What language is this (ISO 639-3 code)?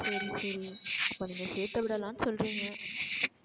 tam